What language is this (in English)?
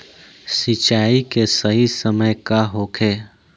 Bhojpuri